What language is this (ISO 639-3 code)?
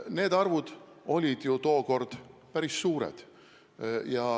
est